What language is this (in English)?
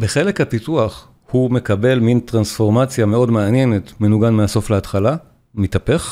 Hebrew